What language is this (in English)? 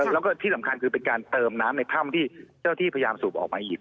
Thai